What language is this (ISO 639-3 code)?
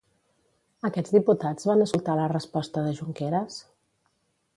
cat